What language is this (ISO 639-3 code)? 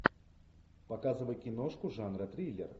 rus